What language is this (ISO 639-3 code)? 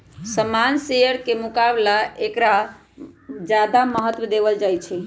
mag